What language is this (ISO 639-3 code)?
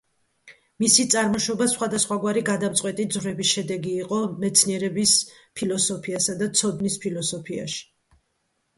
kat